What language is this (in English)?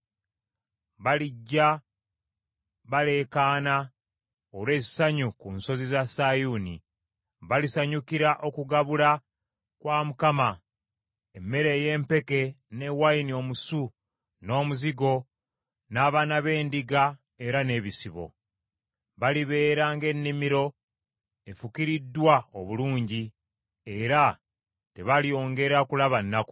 Ganda